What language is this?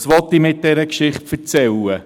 Swiss German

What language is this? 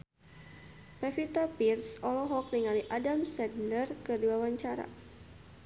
Sundanese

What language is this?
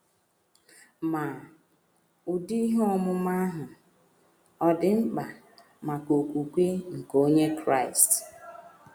Igbo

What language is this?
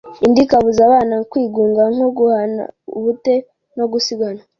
Kinyarwanda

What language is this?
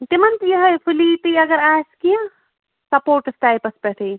Kashmiri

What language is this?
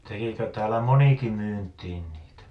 Finnish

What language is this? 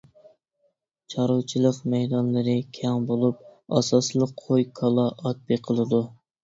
Uyghur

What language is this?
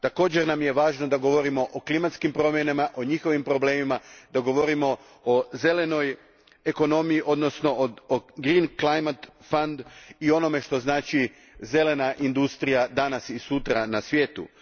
Croatian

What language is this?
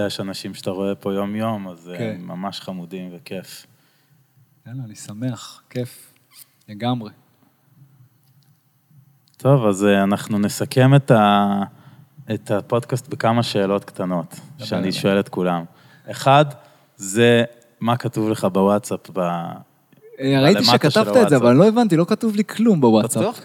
Hebrew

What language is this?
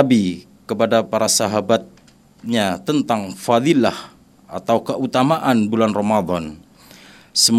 Indonesian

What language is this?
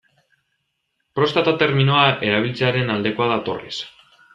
Basque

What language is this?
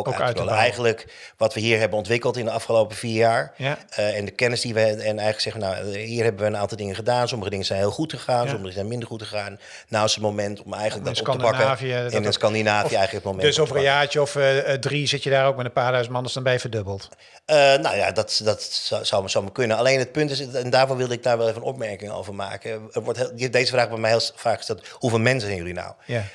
Dutch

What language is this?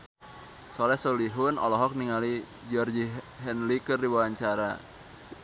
Sundanese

